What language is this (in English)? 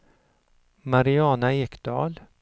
Swedish